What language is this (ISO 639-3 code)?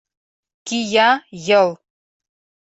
chm